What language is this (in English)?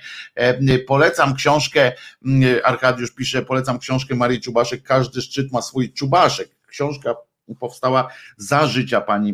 Polish